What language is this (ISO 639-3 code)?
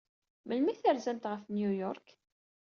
kab